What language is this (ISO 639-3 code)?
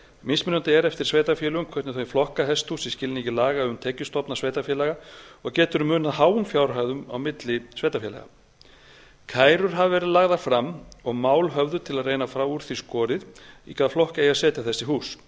isl